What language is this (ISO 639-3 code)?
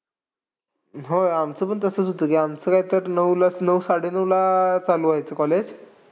mar